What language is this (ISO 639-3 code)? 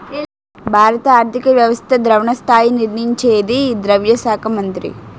tel